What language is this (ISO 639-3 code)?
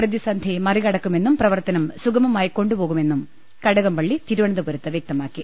mal